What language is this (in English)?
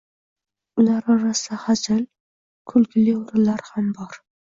Uzbek